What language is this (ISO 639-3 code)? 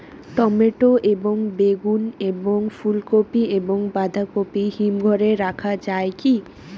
ben